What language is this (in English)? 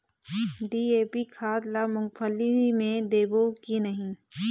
Chhattisgarhi